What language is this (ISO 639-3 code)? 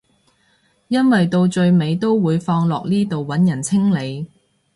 yue